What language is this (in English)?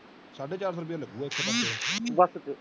Punjabi